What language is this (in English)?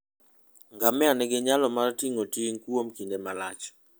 Luo (Kenya and Tanzania)